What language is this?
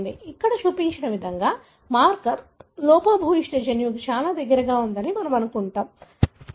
Telugu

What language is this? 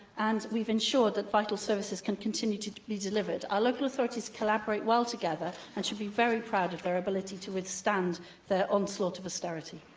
English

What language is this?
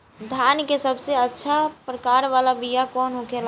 Bhojpuri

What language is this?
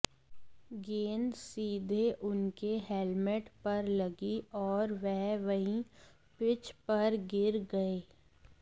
Hindi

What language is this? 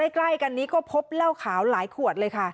Thai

